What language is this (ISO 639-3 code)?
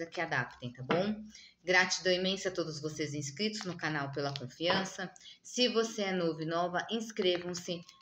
por